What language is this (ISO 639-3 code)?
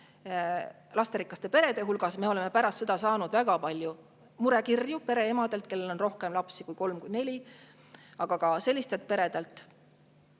est